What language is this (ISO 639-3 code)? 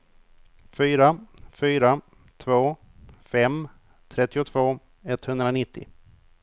swe